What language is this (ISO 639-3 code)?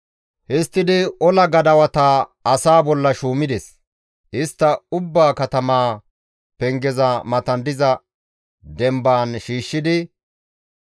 gmv